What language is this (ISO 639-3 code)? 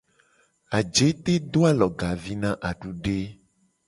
gej